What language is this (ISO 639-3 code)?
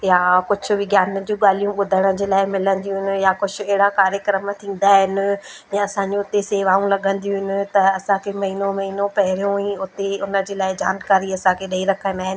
snd